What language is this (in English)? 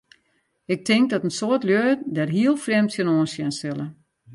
Western Frisian